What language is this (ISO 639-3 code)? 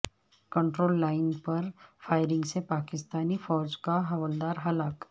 urd